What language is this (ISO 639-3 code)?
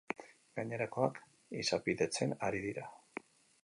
eus